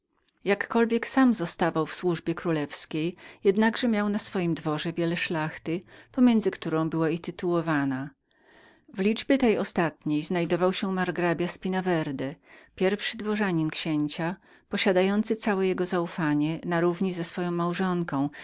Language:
Polish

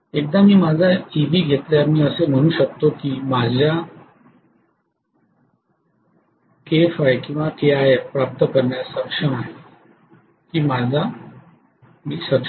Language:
Marathi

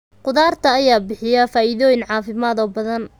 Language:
Somali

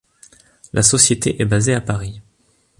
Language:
French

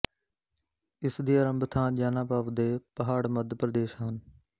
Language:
Punjabi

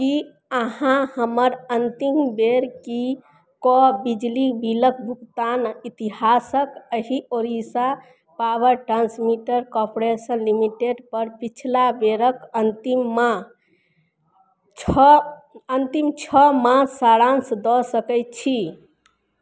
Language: Maithili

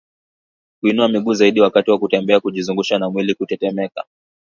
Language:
Swahili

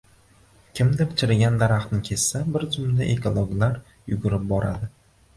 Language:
Uzbek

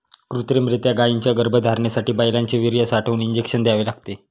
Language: Marathi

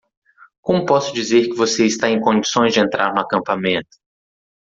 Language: Portuguese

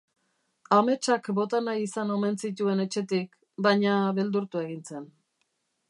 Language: Basque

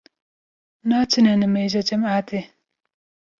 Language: Kurdish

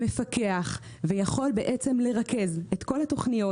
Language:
Hebrew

